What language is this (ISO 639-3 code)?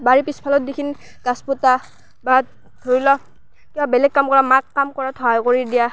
asm